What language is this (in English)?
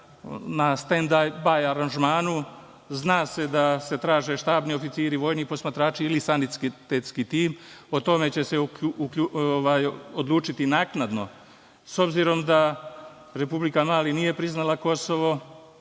Serbian